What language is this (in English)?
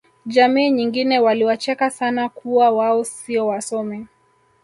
Swahili